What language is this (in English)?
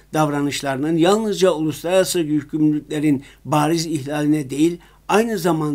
Turkish